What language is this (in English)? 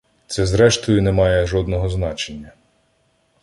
Ukrainian